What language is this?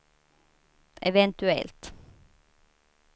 Swedish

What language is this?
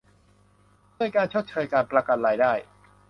Thai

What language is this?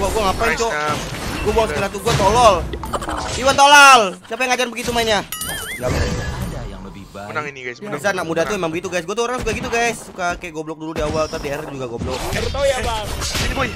Indonesian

